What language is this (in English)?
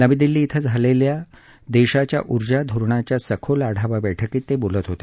Marathi